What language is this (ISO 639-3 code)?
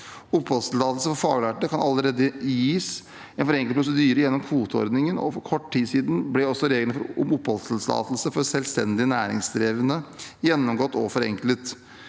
nor